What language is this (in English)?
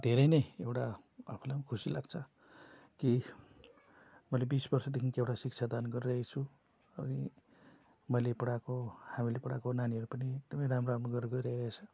Nepali